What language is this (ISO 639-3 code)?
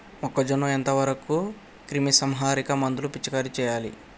tel